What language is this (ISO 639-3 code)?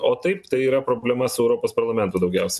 lit